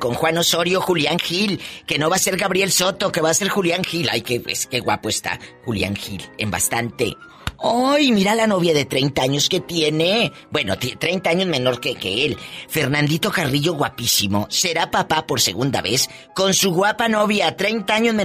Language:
Spanish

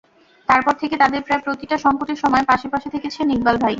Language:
Bangla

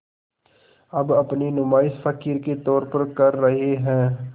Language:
Hindi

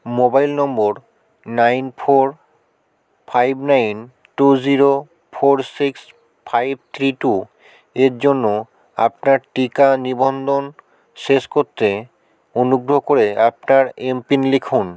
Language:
Bangla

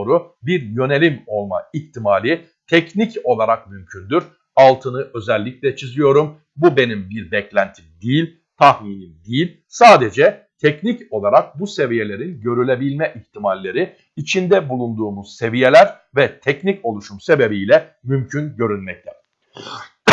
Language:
Turkish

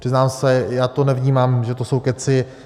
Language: Czech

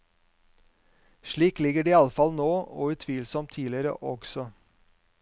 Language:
Norwegian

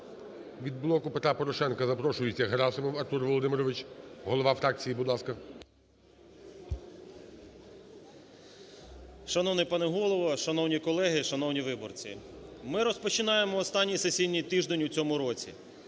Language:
Ukrainian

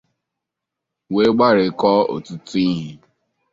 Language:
Igbo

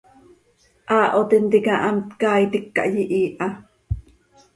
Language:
Seri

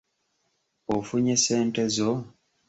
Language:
Ganda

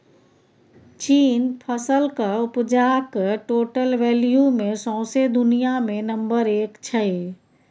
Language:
Maithili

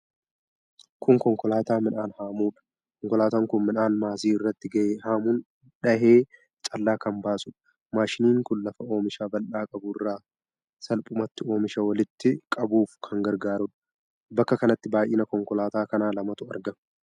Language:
Oromo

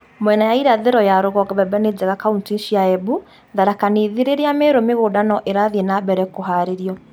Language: Kikuyu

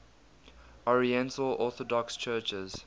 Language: English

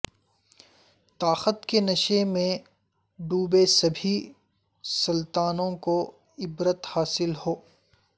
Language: Urdu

